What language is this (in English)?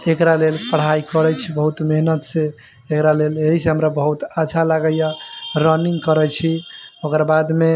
Maithili